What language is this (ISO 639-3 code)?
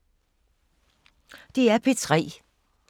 dan